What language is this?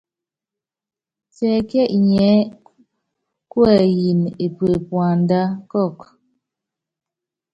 Yangben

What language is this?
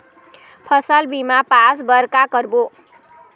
Chhattisgarhi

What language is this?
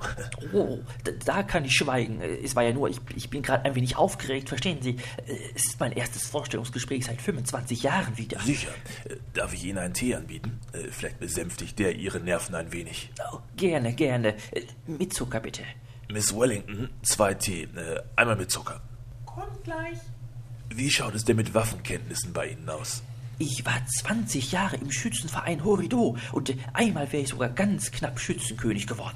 German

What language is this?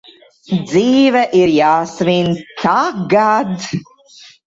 Latvian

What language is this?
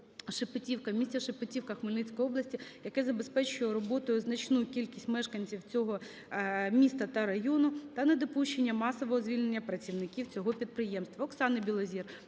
Ukrainian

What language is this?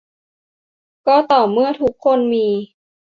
Thai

